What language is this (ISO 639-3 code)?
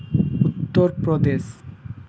sat